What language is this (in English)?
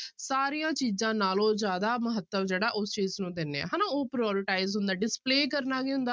Punjabi